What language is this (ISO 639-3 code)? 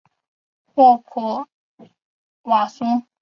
zho